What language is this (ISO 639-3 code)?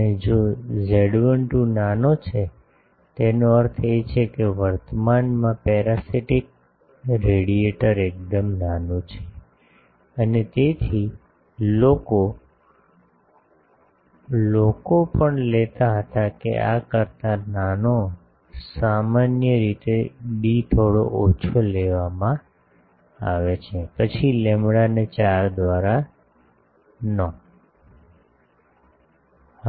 guj